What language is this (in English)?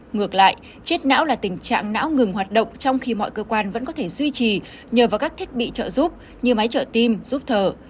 Vietnamese